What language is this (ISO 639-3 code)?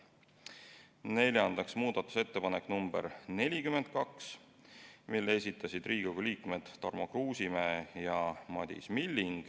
est